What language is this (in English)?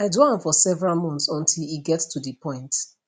Nigerian Pidgin